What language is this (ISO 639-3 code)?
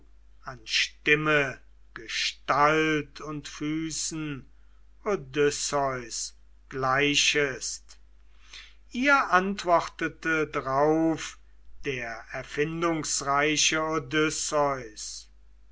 deu